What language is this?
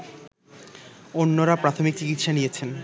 Bangla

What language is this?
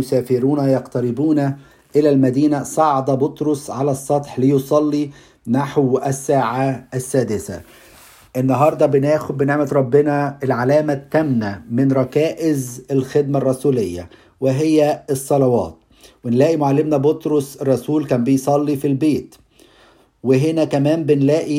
Arabic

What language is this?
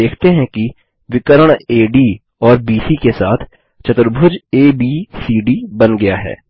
Hindi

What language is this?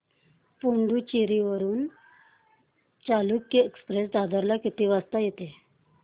Marathi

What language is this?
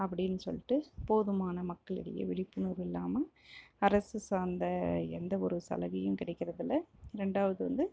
Tamil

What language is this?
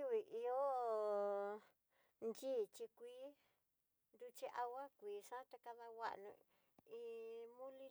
Tidaá Mixtec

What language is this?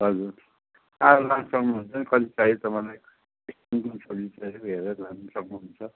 Nepali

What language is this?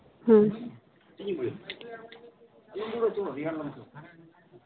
Santali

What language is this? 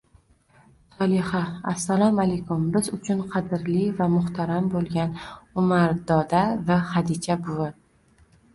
Uzbek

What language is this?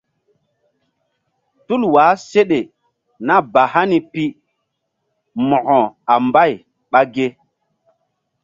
Mbum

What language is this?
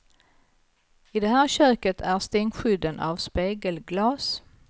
Swedish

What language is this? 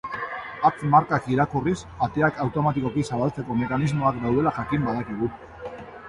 Basque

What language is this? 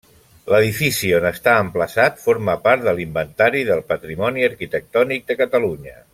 Catalan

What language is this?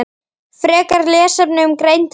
Icelandic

